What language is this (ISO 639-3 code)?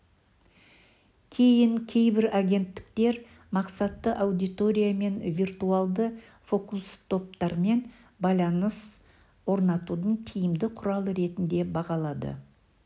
kaz